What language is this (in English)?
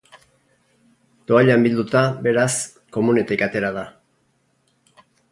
Basque